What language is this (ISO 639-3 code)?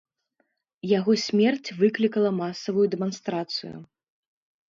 bel